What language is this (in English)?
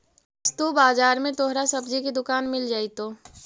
Magahi